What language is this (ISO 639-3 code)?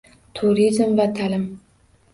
uzb